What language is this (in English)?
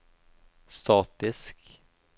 Norwegian